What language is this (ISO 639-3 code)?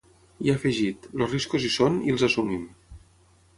cat